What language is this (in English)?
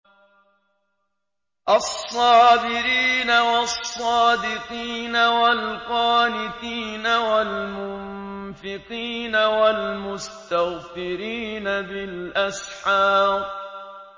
Arabic